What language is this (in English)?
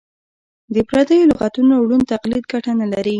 Pashto